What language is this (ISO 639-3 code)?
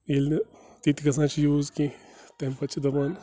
kas